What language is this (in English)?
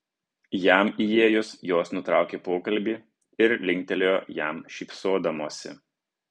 Lithuanian